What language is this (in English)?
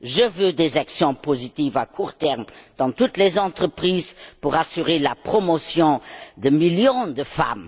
French